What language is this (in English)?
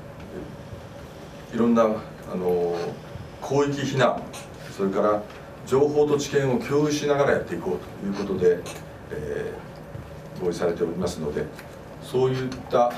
Japanese